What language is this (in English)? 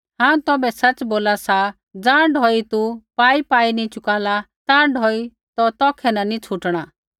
Kullu Pahari